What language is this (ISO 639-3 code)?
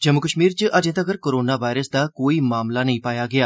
doi